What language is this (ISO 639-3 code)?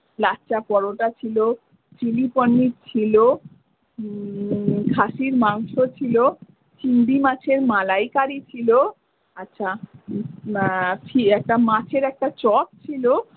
ben